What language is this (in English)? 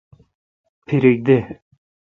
Kalkoti